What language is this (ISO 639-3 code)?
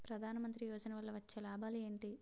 tel